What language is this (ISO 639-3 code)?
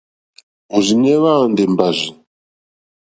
bri